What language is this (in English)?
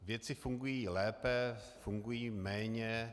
Czech